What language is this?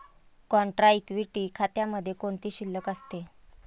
Marathi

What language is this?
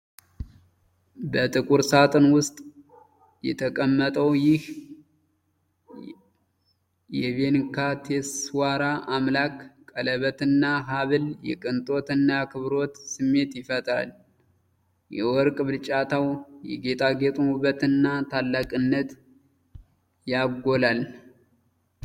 Amharic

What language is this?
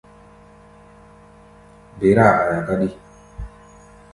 Gbaya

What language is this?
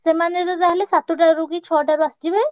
Odia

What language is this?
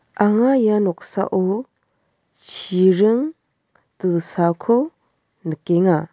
Garo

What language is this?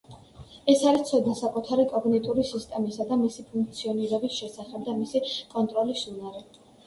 Georgian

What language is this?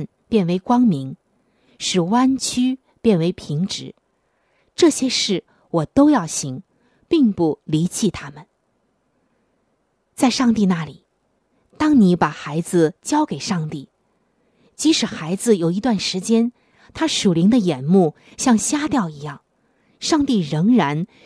Chinese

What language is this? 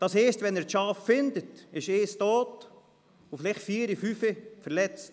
Swiss German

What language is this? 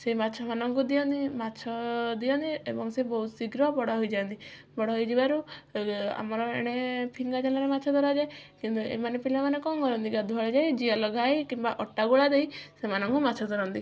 Odia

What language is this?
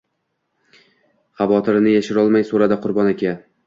Uzbek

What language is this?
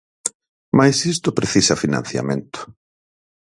Galician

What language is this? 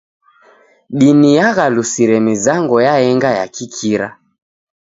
Taita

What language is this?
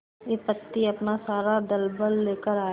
Hindi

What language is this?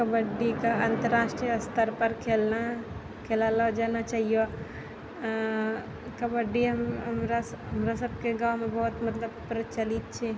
Maithili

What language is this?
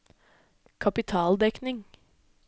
Norwegian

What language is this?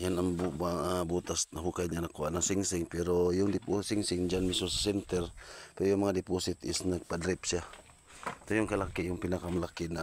Filipino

